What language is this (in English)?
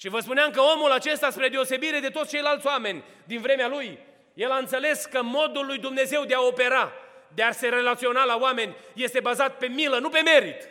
Romanian